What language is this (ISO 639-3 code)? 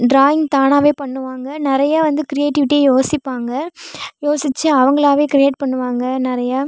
tam